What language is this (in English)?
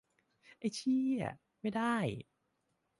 Thai